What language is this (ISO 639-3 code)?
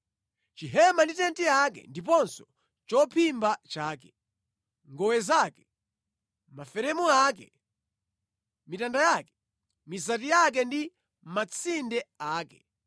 nya